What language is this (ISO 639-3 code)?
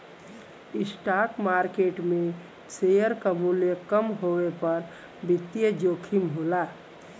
bho